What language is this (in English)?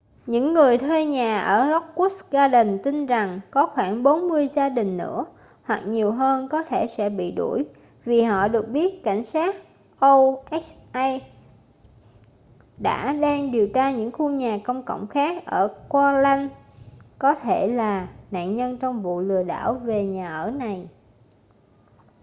Vietnamese